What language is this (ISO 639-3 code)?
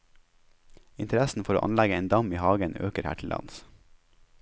nor